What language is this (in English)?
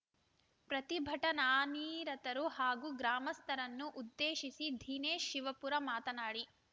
Kannada